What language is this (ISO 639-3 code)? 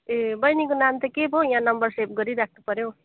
nep